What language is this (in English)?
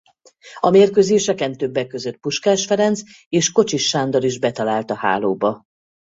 Hungarian